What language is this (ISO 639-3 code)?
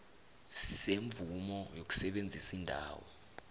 nbl